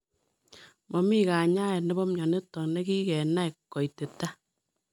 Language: Kalenjin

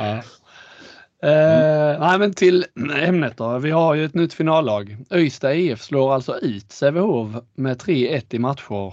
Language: Swedish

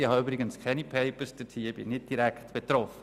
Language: Swiss German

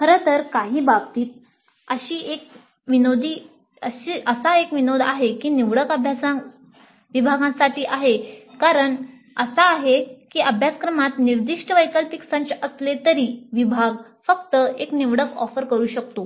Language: Marathi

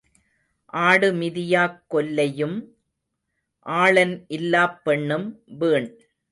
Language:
Tamil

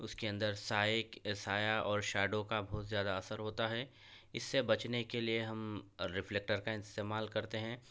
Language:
Urdu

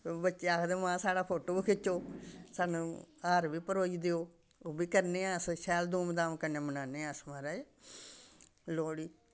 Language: Dogri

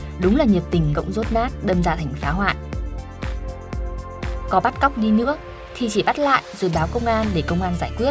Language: Vietnamese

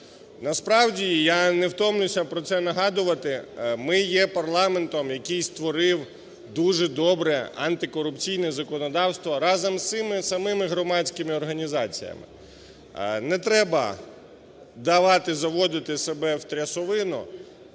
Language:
Ukrainian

